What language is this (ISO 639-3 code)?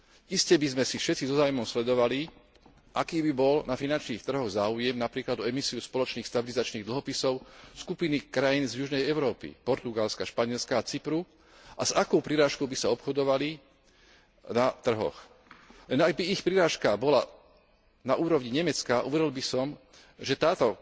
slk